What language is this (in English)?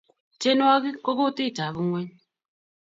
Kalenjin